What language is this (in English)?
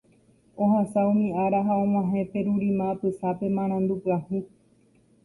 Guarani